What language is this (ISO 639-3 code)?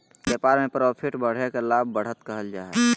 mag